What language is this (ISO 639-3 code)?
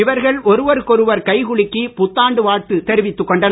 tam